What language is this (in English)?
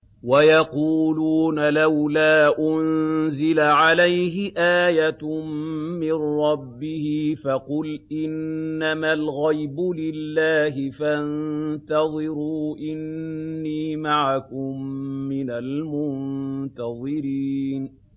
Arabic